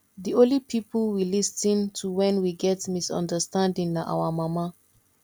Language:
Nigerian Pidgin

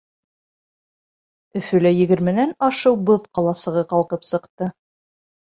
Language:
Bashkir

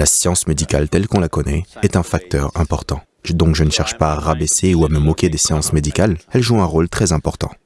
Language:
French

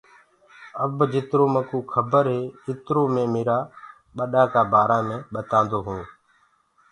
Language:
Gurgula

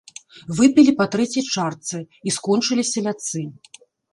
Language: Belarusian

